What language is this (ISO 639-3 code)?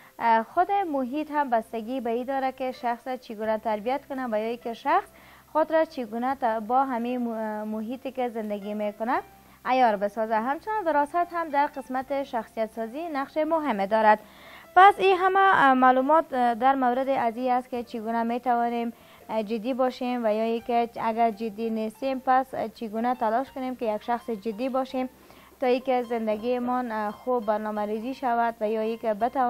fas